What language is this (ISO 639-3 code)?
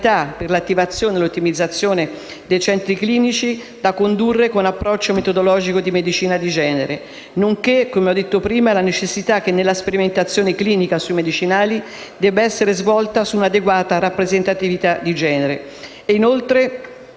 ita